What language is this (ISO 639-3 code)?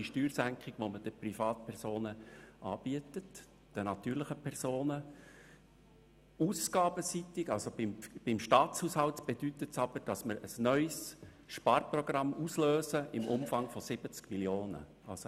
gsw